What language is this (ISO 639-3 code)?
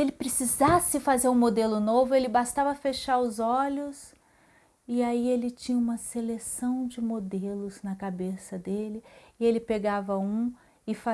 por